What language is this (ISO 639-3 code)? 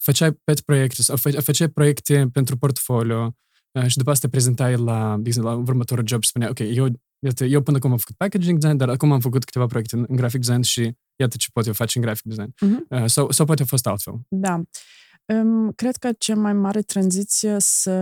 ron